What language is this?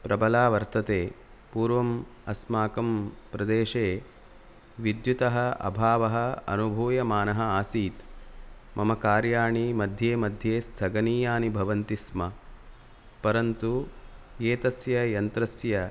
Sanskrit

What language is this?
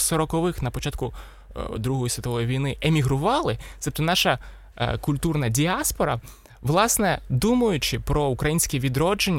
Ukrainian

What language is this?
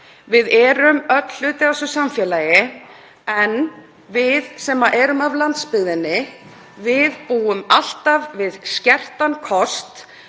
Icelandic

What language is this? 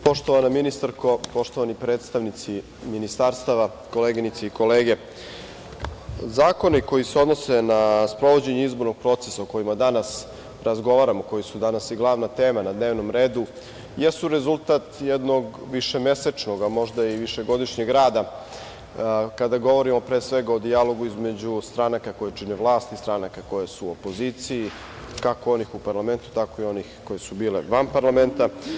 Serbian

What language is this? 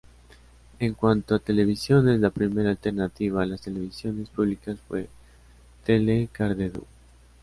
Spanish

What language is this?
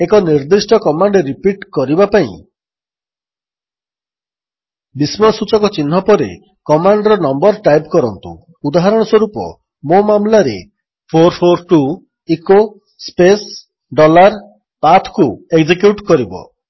Odia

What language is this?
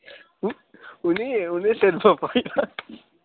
Dogri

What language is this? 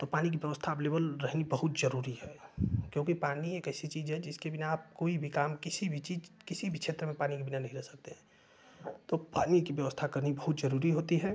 Hindi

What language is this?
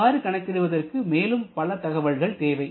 Tamil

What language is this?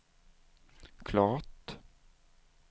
Swedish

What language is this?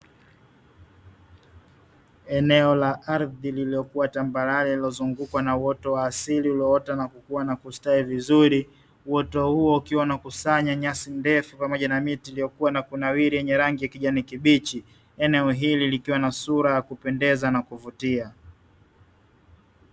Swahili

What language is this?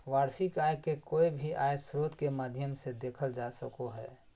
Magahi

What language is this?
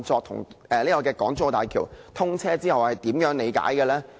Cantonese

